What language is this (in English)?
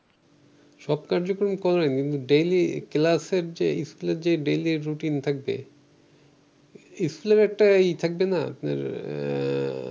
Bangla